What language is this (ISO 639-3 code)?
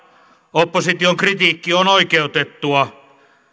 fin